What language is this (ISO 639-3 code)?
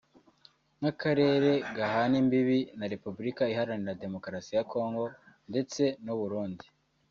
kin